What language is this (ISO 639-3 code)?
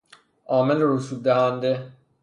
fas